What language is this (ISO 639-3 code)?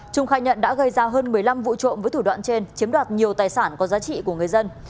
vie